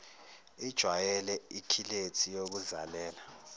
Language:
Zulu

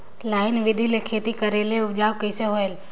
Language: Chhattisgarhi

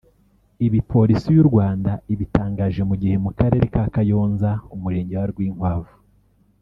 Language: Kinyarwanda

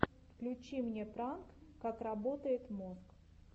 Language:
Russian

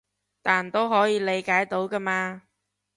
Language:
Cantonese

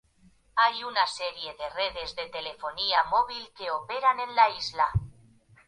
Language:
Spanish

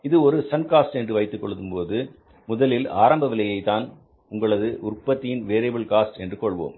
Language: Tamil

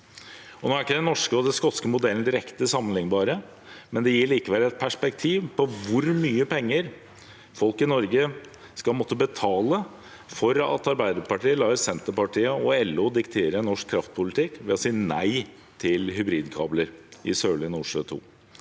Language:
Norwegian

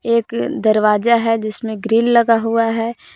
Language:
Hindi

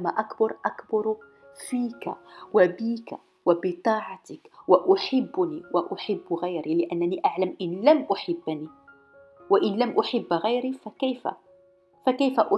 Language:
Arabic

